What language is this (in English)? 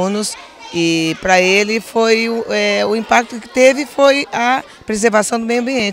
Portuguese